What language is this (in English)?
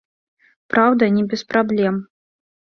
Belarusian